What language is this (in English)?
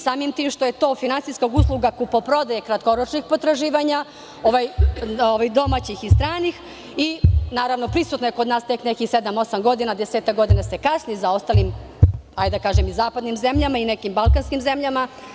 Serbian